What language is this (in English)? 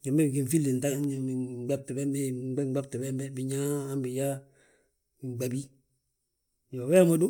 Balanta-Ganja